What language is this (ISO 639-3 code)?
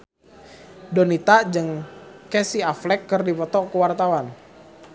sun